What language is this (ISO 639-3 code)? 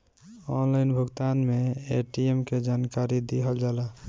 bho